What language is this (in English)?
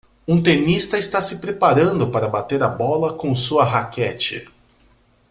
Portuguese